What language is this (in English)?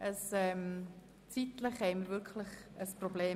Swiss German